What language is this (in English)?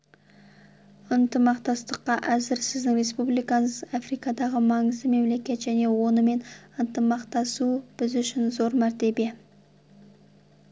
Kazakh